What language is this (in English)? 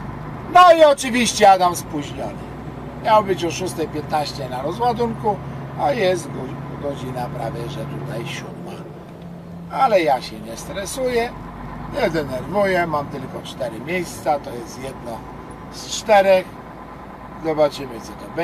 Polish